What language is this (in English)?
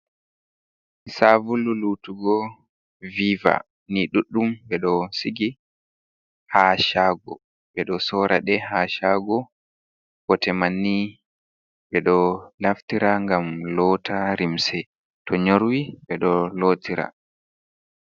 Fula